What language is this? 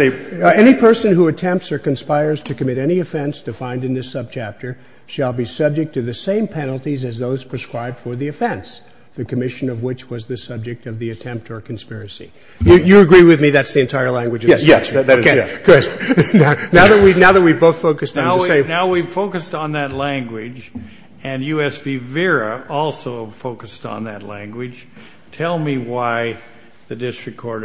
English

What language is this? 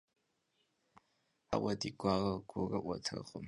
Kabardian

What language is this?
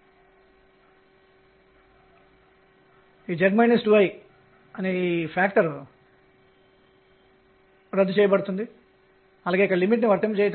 Telugu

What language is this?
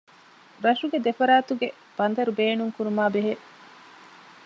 Divehi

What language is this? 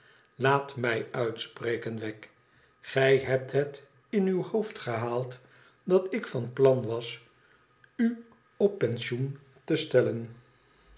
Dutch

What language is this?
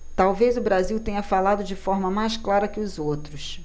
Portuguese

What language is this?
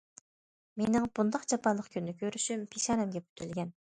Uyghur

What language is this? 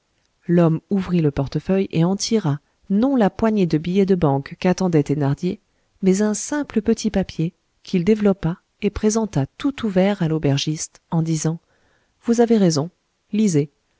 French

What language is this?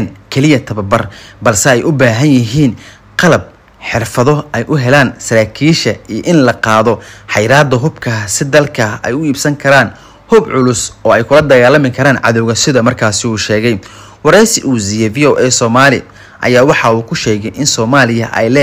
Arabic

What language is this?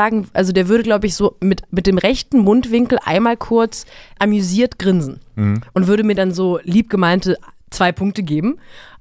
German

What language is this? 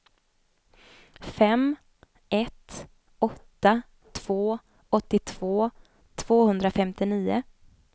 Swedish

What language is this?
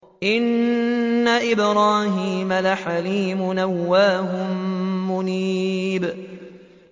Arabic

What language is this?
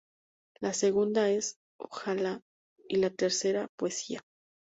Spanish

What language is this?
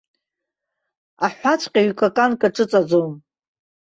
Abkhazian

